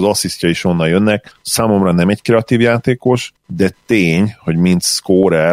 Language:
Hungarian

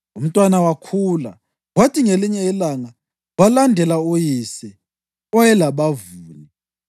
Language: North Ndebele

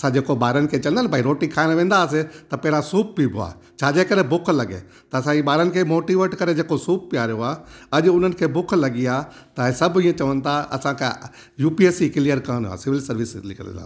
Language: Sindhi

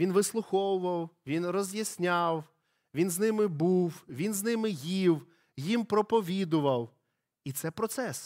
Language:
Ukrainian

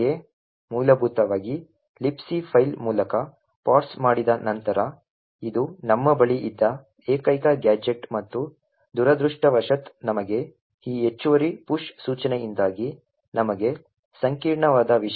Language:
Kannada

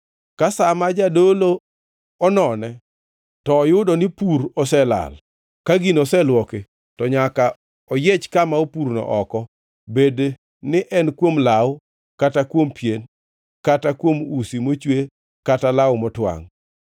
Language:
Luo (Kenya and Tanzania)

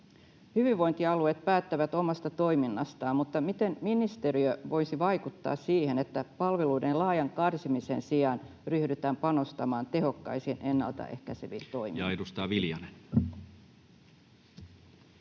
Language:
Finnish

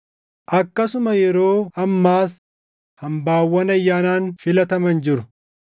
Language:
Oromo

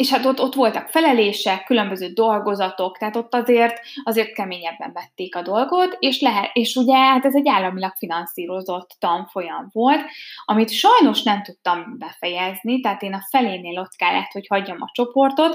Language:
Hungarian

